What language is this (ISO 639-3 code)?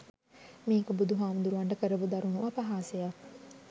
sin